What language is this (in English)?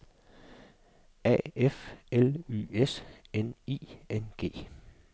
Danish